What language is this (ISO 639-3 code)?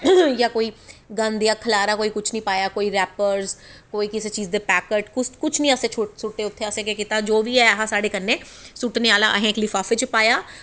doi